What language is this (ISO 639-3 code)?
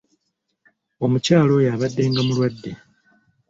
lug